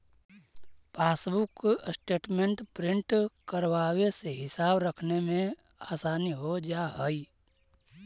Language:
Magahi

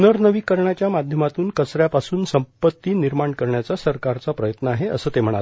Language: Marathi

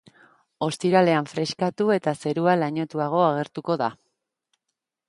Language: Basque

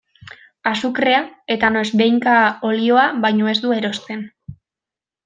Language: Basque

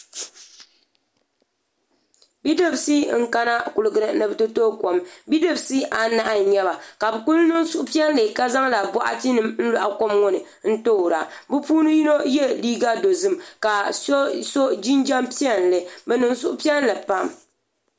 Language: Dagbani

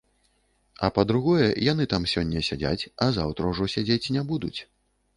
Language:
Belarusian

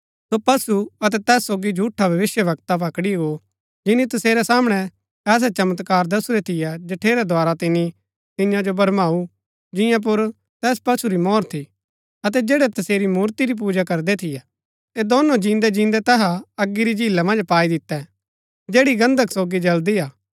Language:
Gaddi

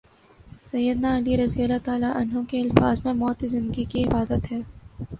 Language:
Urdu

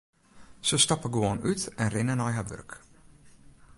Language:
Western Frisian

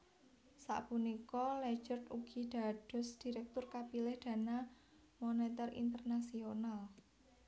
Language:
Javanese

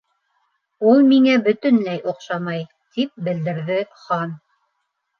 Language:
Bashkir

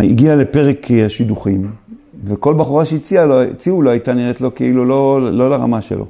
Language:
Hebrew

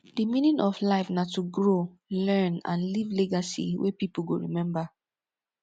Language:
Nigerian Pidgin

